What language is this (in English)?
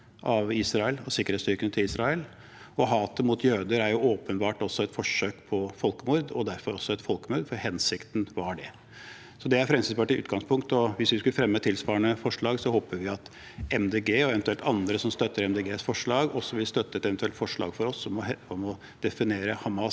Norwegian